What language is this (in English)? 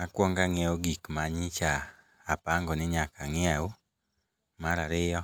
Luo (Kenya and Tanzania)